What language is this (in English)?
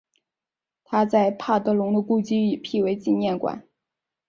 Chinese